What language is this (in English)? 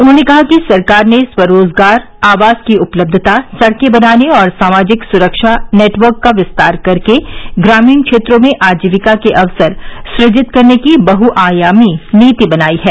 Hindi